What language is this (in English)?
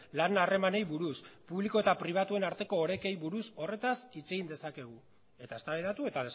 Basque